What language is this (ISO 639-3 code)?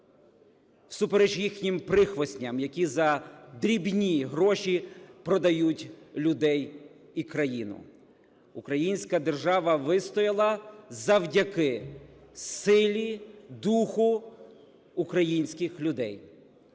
ukr